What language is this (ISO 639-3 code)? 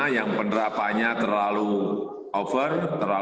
ind